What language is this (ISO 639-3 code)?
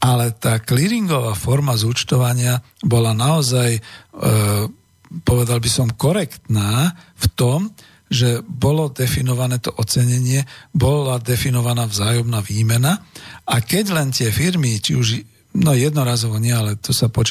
slk